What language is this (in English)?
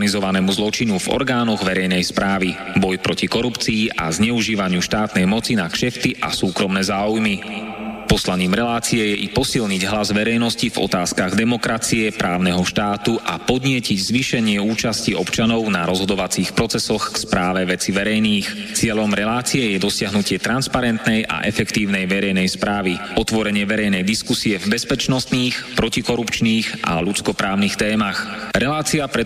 Slovak